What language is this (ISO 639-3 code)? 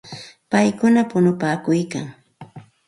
qxt